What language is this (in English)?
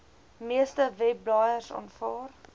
Afrikaans